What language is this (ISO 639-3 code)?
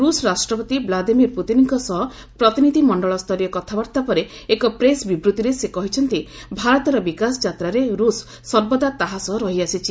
ori